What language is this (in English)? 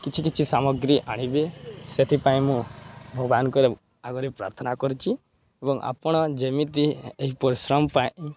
Odia